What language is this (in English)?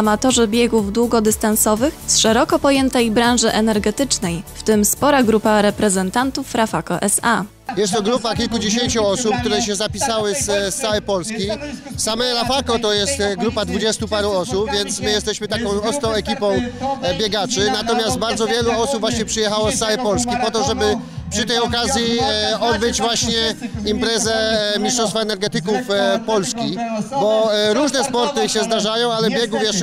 Polish